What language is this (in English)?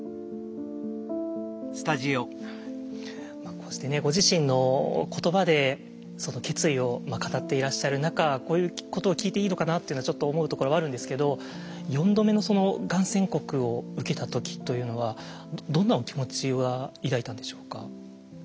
Japanese